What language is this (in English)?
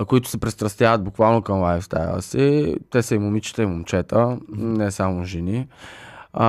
Bulgarian